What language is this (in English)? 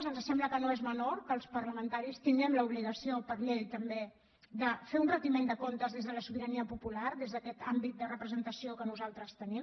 Catalan